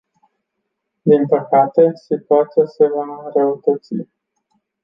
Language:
Romanian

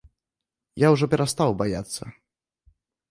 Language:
Belarusian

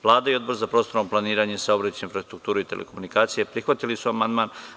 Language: Serbian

